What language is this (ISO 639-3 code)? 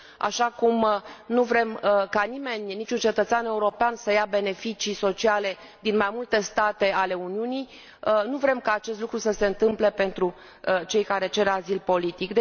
ron